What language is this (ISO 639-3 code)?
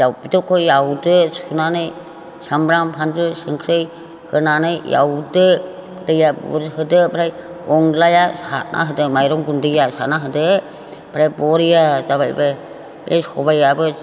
brx